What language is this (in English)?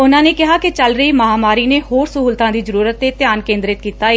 Punjabi